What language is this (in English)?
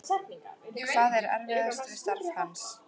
Icelandic